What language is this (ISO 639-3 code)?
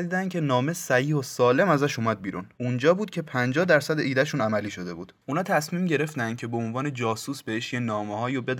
fas